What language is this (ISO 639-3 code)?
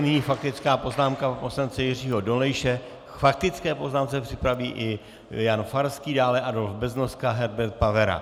ces